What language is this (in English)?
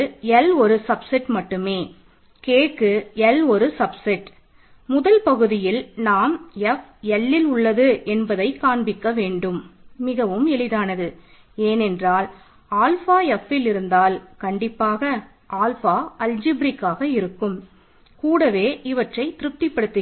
Tamil